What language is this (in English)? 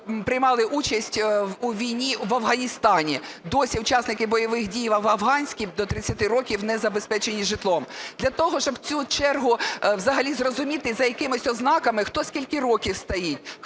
Ukrainian